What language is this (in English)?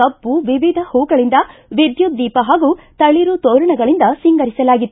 Kannada